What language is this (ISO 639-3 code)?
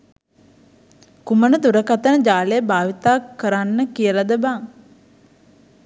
sin